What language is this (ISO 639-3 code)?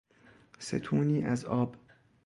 fas